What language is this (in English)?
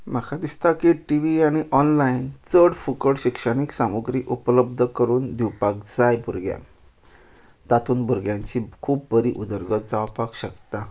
Konkani